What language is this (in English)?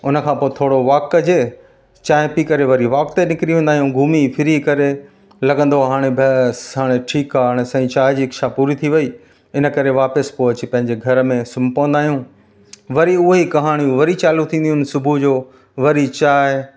Sindhi